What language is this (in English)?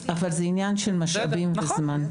Hebrew